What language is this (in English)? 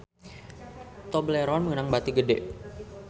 Sundanese